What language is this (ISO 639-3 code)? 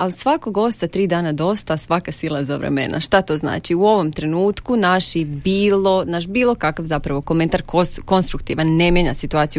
hrv